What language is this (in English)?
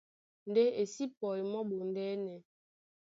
Duala